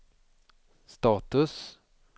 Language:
Swedish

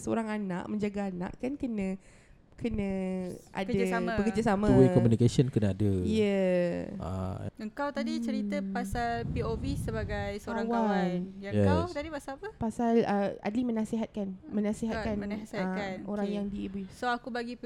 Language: Malay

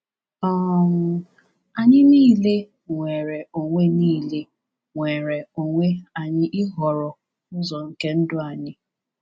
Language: Igbo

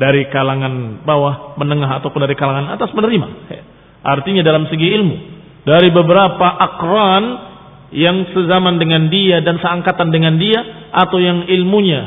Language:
Indonesian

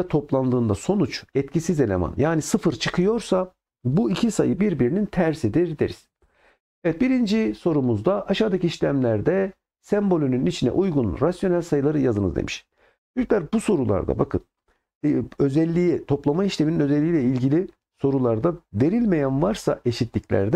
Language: Turkish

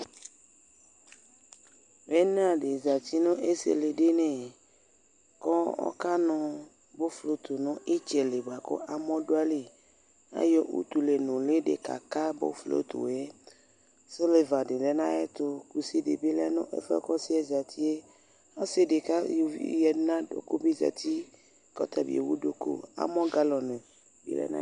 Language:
Ikposo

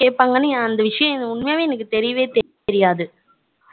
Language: Tamil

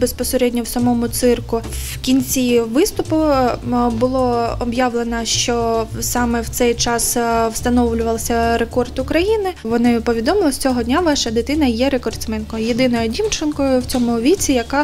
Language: Ukrainian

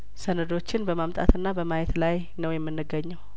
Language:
Amharic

